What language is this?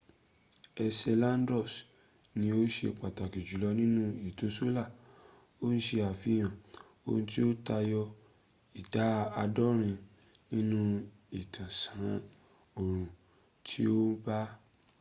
Yoruba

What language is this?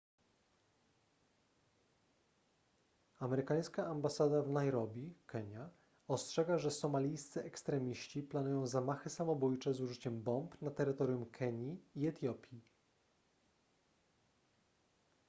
Polish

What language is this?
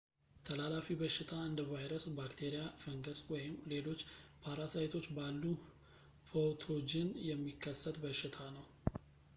Amharic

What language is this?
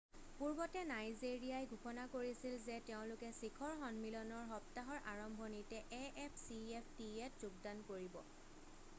Assamese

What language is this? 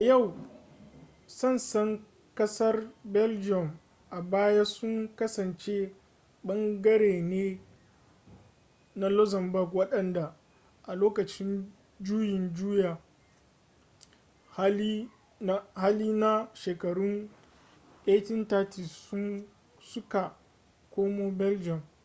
Hausa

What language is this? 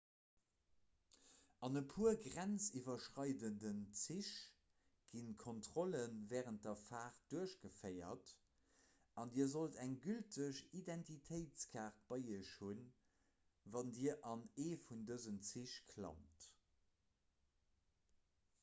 Luxembourgish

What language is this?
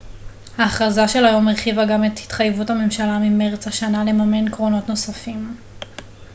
Hebrew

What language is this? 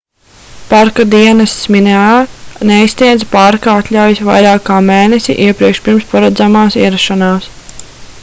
Latvian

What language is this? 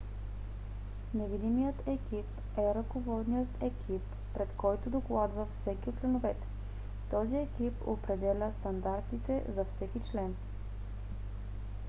Bulgarian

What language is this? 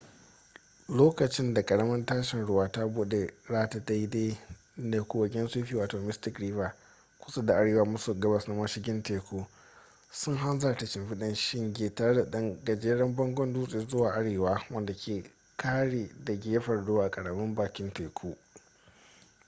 Hausa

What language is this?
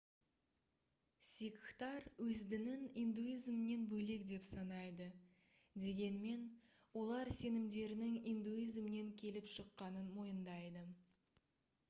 Kazakh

